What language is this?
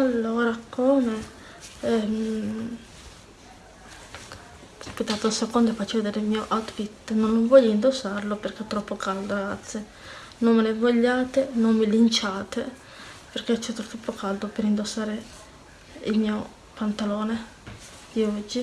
Italian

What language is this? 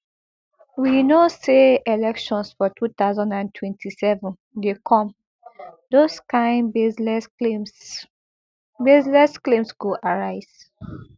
Nigerian Pidgin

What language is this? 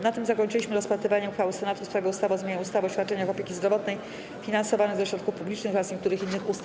Polish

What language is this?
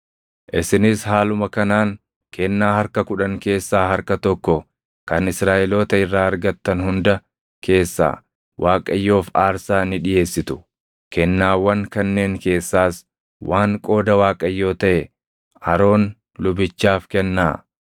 Oromo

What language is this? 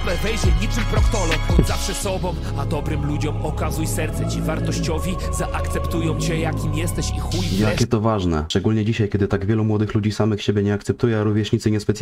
Polish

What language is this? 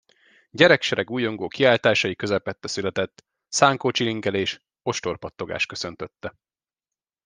Hungarian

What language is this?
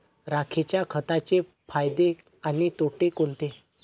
Marathi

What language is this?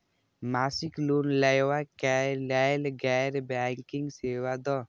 Maithili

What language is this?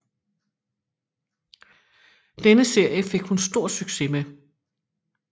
Danish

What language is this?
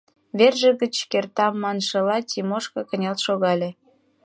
Mari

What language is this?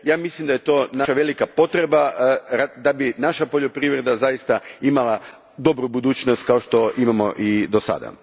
Croatian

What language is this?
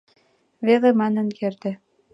Mari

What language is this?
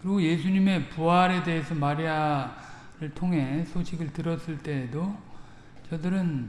Korean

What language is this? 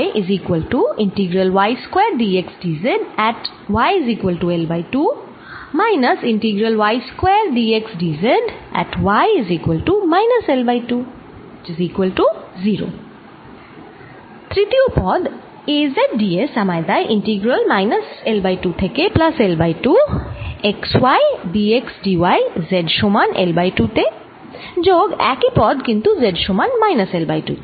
Bangla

